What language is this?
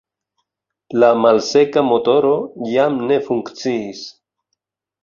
Esperanto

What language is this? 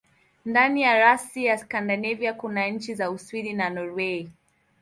Swahili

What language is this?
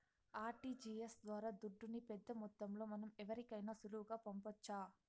Telugu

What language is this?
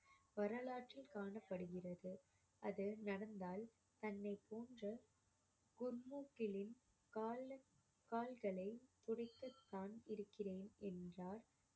Tamil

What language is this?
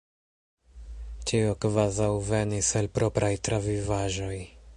Esperanto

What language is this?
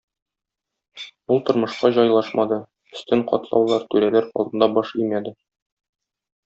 Tatar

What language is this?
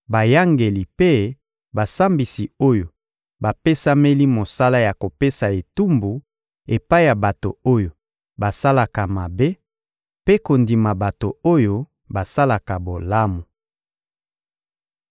Lingala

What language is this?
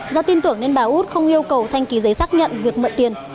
Vietnamese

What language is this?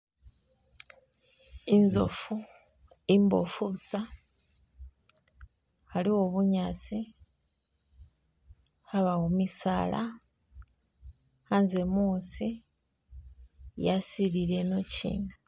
Masaaba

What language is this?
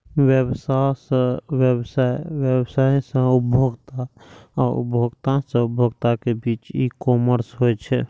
Maithili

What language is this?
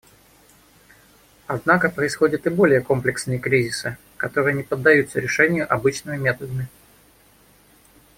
Russian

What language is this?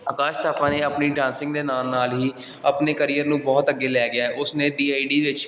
Punjabi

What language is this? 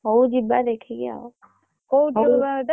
Odia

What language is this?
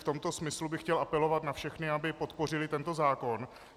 Czech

